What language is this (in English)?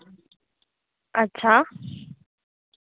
Dogri